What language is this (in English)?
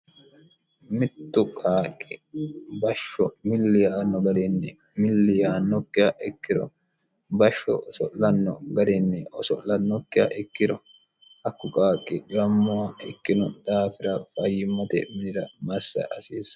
Sidamo